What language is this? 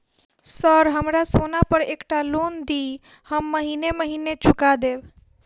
Maithili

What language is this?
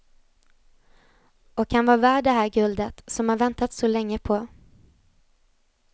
Swedish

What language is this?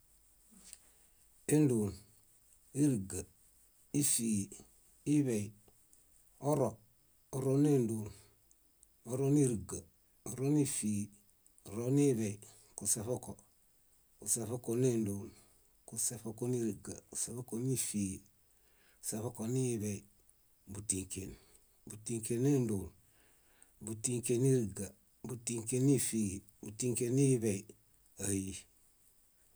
Bayot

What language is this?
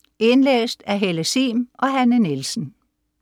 Danish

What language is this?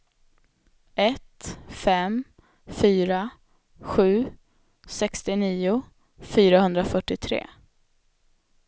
Swedish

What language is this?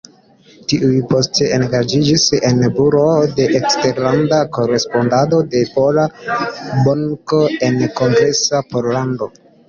Esperanto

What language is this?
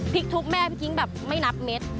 Thai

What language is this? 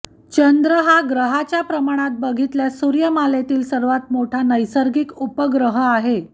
Marathi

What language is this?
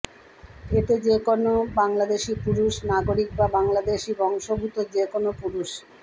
Bangla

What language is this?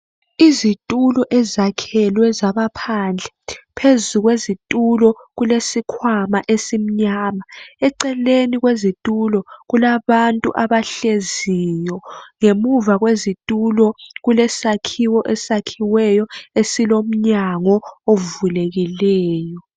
North Ndebele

